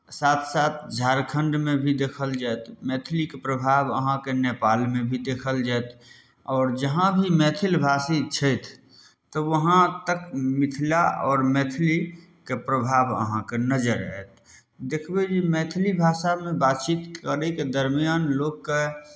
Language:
Maithili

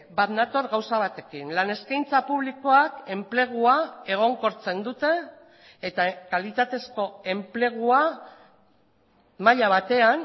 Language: Basque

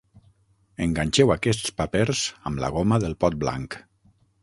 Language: Catalan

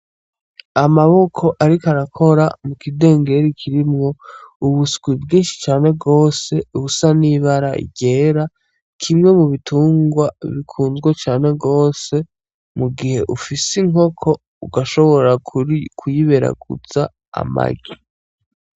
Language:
Rundi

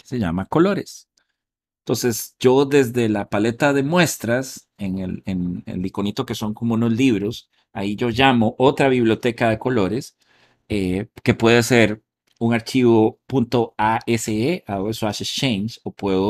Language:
Spanish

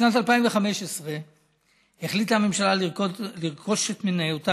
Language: Hebrew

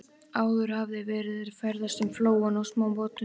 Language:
Icelandic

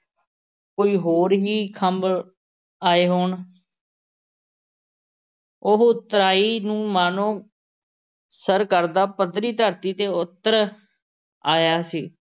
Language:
Punjabi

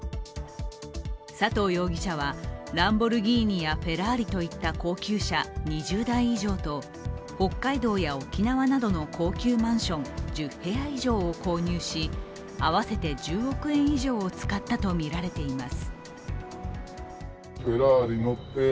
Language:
Japanese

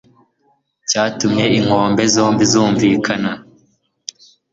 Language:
Kinyarwanda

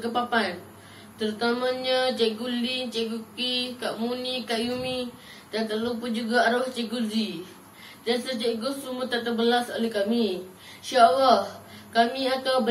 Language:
Malay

